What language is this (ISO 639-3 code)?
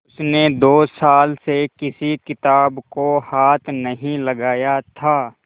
hin